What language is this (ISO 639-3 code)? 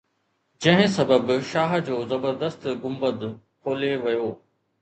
snd